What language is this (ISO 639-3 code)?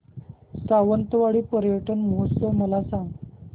mar